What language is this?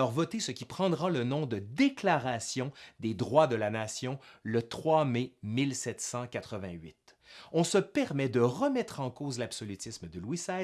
French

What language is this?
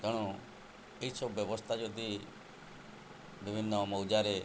Odia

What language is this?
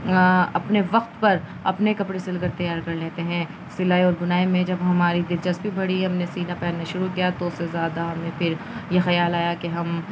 Urdu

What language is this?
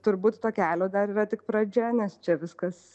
Lithuanian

